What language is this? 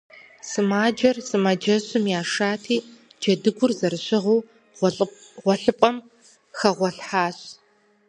Kabardian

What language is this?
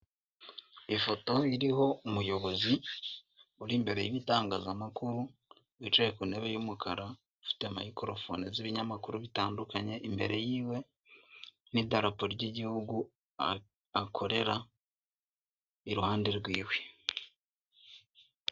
Kinyarwanda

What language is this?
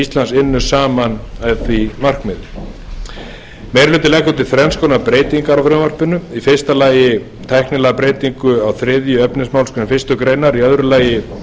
Icelandic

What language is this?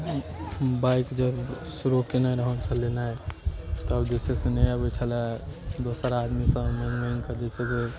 Maithili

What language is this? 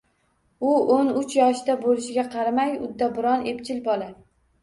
Uzbek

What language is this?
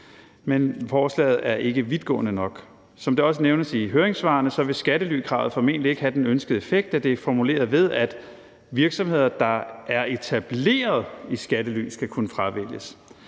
Danish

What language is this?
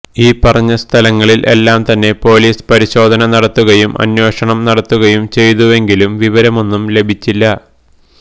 Malayalam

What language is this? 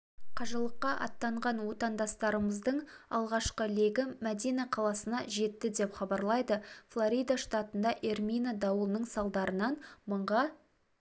Kazakh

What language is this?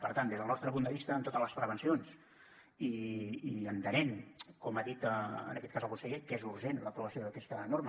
Catalan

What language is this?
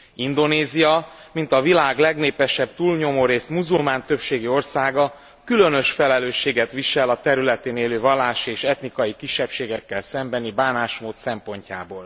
Hungarian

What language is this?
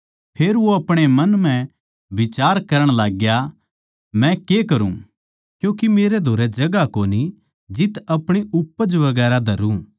Haryanvi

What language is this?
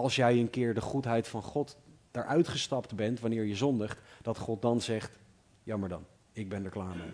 Dutch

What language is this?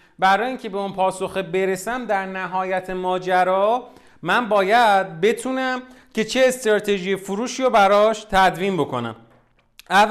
Persian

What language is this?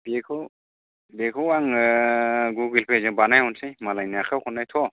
Bodo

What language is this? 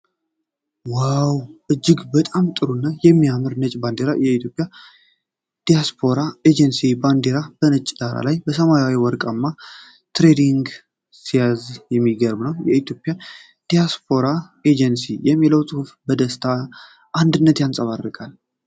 Amharic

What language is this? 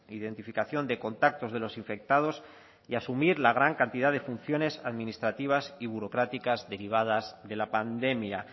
Spanish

